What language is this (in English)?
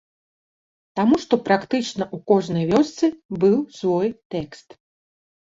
Belarusian